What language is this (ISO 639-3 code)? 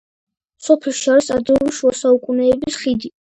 kat